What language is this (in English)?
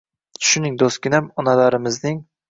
Uzbek